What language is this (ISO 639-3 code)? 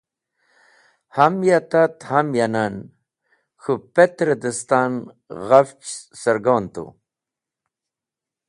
wbl